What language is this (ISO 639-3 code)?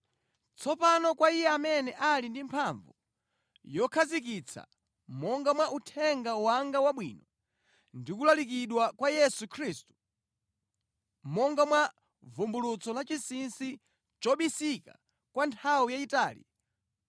nya